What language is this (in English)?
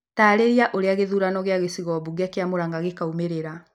Kikuyu